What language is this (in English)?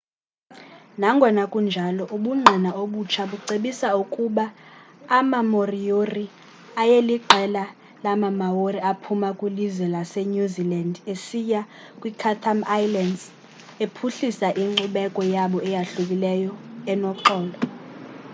Xhosa